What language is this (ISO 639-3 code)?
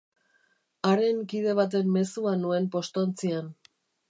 eus